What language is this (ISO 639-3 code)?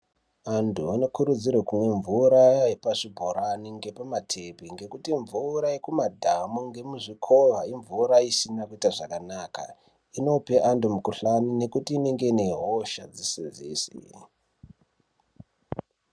ndc